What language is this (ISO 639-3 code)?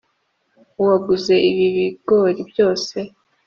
kin